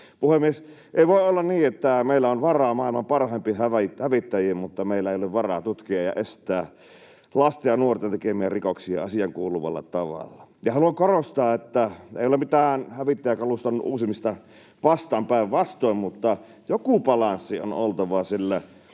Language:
Finnish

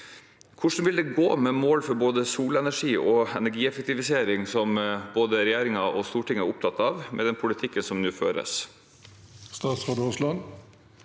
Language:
Norwegian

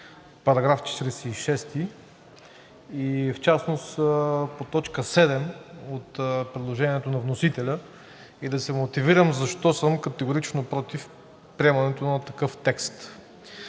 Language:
Bulgarian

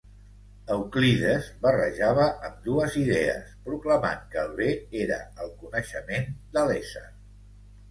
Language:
Catalan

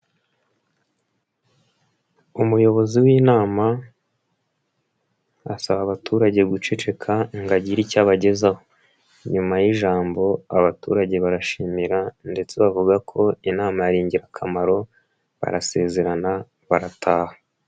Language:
Kinyarwanda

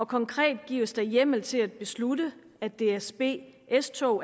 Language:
Danish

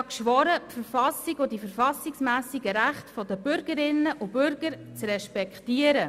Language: Swiss German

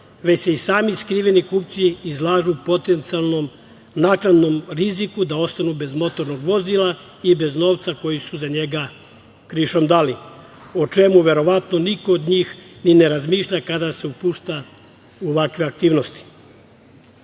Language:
Serbian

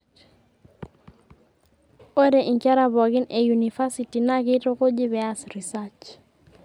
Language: Masai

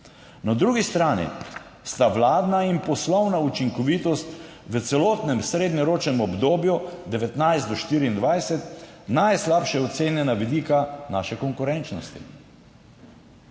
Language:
Slovenian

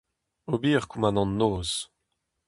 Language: Breton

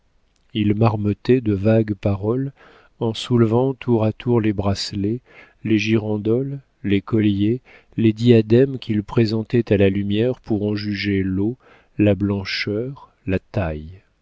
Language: French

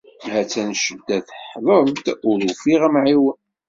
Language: Kabyle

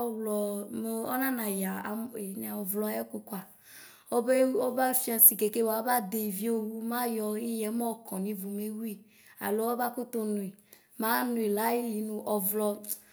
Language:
Ikposo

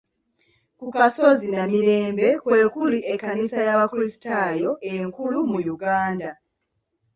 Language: Ganda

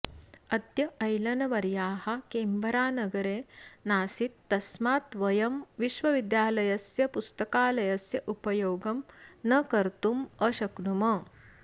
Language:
Sanskrit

